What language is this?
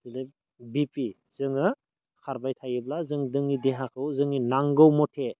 Bodo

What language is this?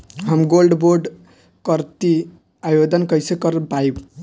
Bhojpuri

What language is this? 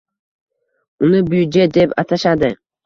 Uzbek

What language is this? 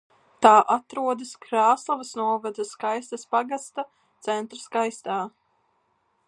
Latvian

